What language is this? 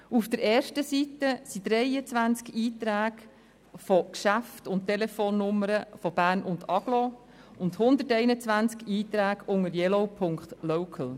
Swiss German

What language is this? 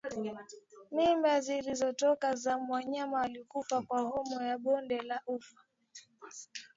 Swahili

